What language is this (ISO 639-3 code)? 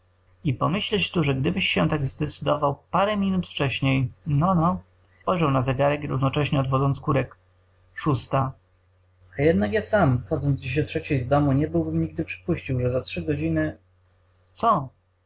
pol